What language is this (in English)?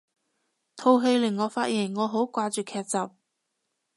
Cantonese